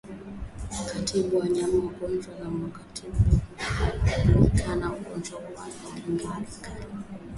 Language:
Swahili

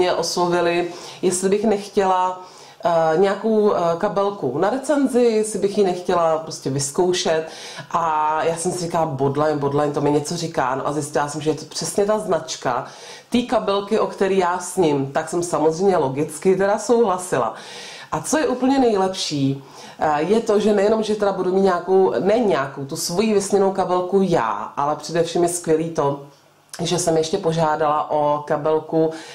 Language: Czech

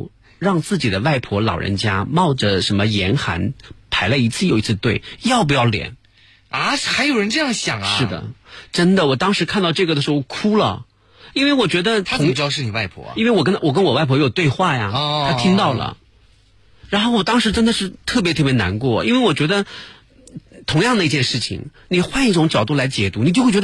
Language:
Chinese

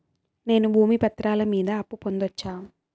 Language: Telugu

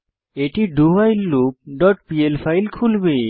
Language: Bangla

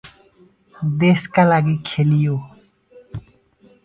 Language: Nepali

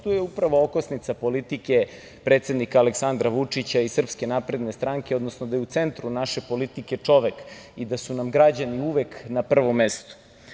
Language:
Serbian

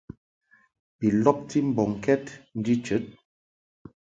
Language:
Mungaka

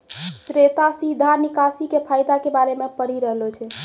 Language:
Maithili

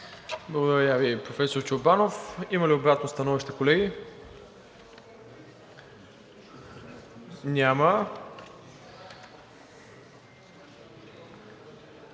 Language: Bulgarian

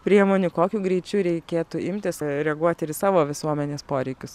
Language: Lithuanian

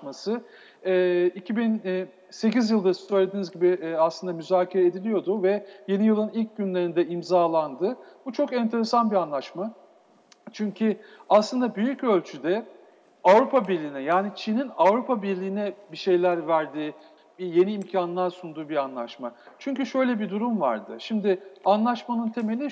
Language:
Turkish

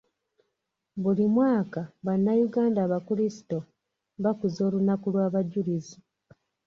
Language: Ganda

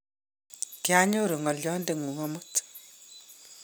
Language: Kalenjin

